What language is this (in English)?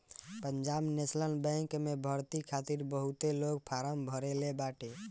Bhojpuri